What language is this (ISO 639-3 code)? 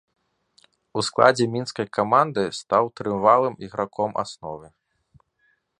bel